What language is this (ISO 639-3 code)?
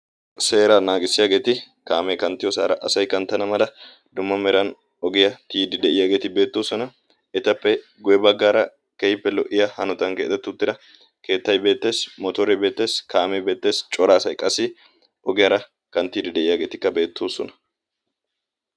wal